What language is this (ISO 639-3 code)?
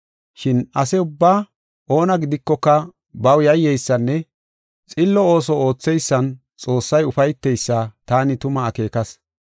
gof